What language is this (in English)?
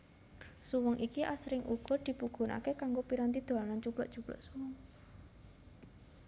Javanese